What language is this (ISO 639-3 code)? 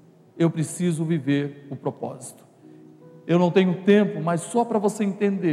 por